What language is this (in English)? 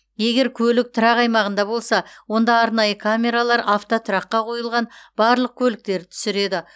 Kazakh